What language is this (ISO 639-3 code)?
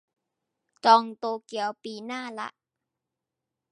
tha